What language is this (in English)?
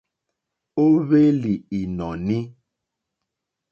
Mokpwe